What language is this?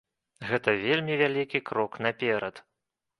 Belarusian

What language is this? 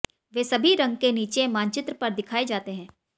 Hindi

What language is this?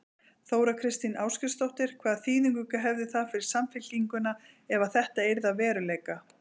Icelandic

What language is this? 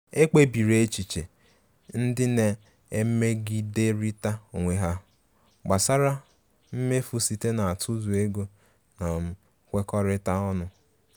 Igbo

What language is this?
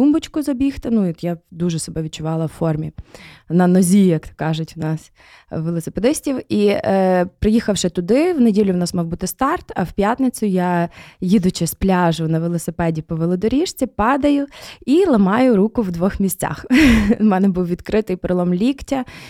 Ukrainian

